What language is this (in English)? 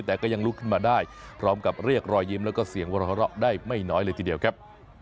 Thai